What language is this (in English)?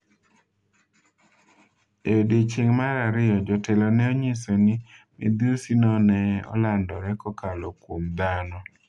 Luo (Kenya and Tanzania)